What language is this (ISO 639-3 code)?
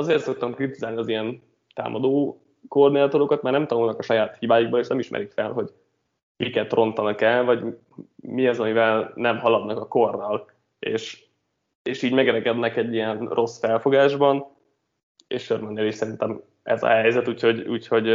hun